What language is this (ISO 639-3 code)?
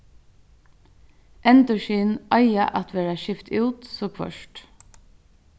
fao